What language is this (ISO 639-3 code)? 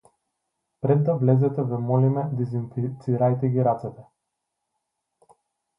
mkd